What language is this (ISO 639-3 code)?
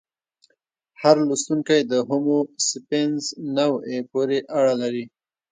pus